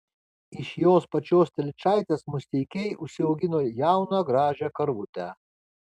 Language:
Lithuanian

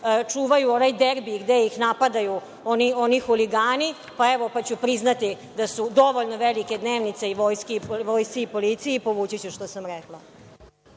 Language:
Serbian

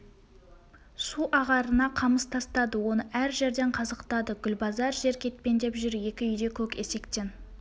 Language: Kazakh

